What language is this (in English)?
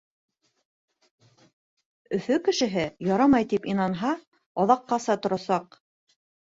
Bashkir